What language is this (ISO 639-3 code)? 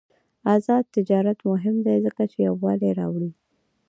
pus